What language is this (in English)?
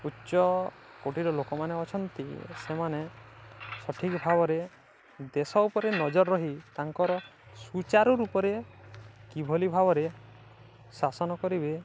Odia